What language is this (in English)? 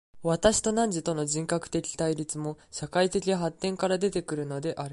Japanese